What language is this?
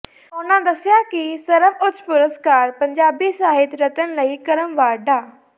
Punjabi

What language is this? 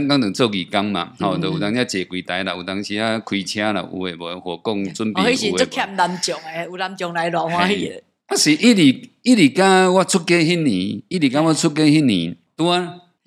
Chinese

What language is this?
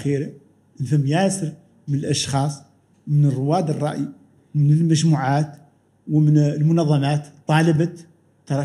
Arabic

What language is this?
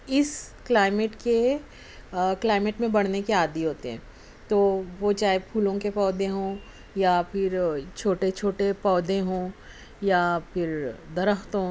Urdu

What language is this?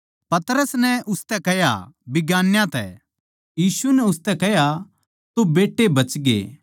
Haryanvi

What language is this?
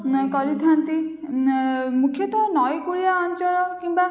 Odia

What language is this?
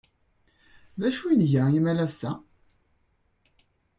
Kabyle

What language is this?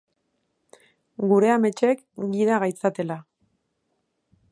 Basque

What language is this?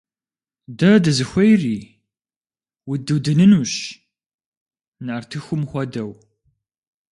Kabardian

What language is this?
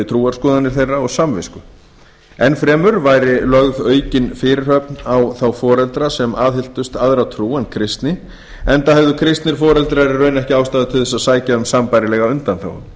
Icelandic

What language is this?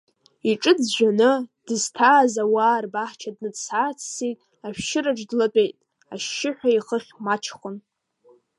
Abkhazian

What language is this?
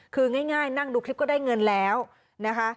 Thai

